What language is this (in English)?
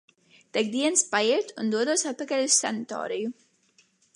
Latvian